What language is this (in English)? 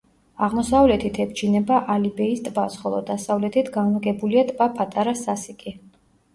Georgian